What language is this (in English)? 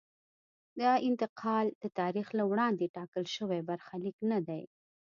Pashto